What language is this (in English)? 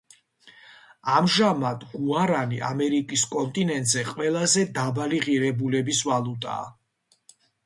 Georgian